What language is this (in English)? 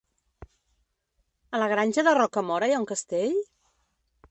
Catalan